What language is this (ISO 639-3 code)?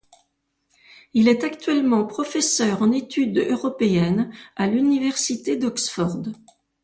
fra